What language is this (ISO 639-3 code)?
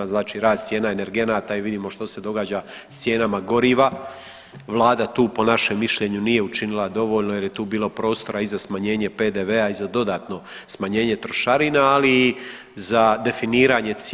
hrv